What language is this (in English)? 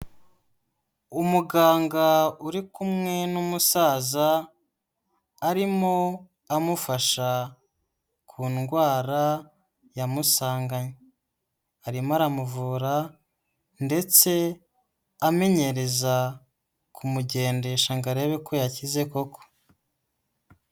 Kinyarwanda